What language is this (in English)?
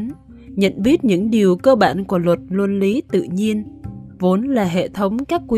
Vietnamese